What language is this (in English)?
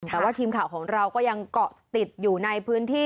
Thai